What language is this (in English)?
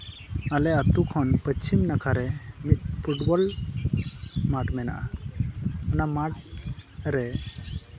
Santali